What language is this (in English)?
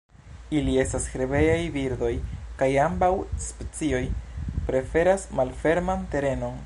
Esperanto